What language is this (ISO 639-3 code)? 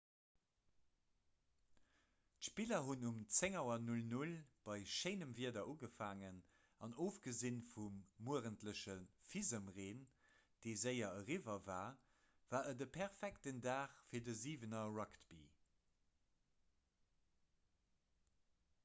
ltz